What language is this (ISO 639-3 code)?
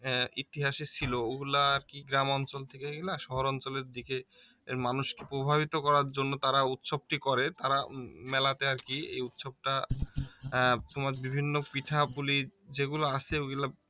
ben